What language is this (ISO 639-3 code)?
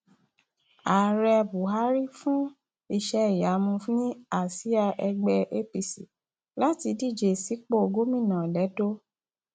yor